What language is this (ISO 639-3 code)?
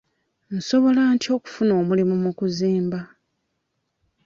lug